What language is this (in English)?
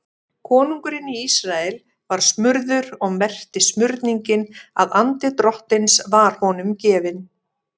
Icelandic